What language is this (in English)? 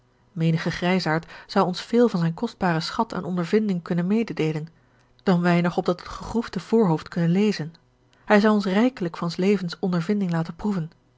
Dutch